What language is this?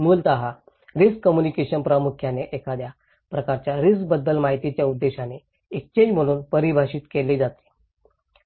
Marathi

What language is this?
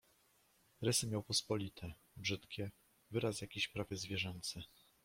Polish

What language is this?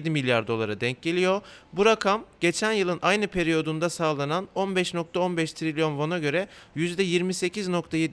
Turkish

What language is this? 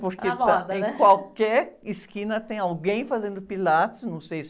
Portuguese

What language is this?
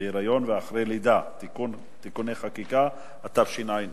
Hebrew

